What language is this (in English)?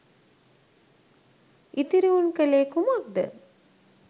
Sinhala